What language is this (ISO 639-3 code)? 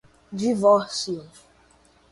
por